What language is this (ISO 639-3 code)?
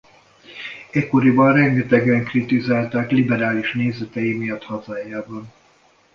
hun